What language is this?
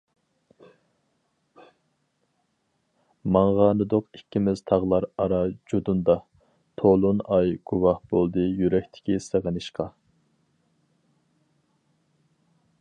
Uyghur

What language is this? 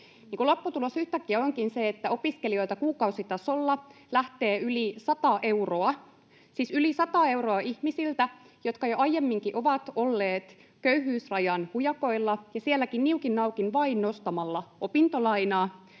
Finnish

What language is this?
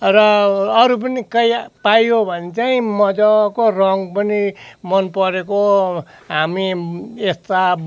Nepali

